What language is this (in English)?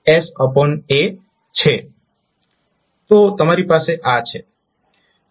Gujarati